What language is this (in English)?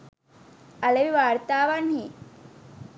Sinhala